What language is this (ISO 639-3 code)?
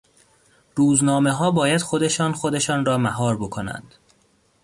fas